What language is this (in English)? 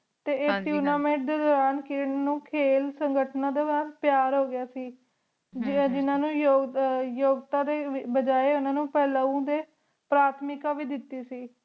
Punjabi